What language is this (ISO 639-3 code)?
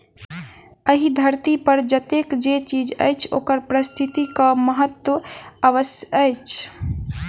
mai